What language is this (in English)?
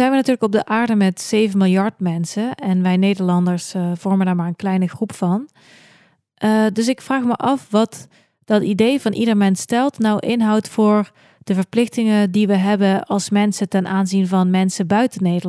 Dutch